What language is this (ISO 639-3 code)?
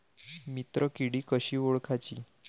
mar